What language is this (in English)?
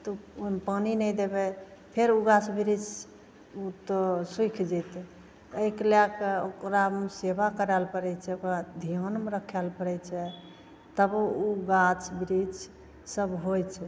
Maithili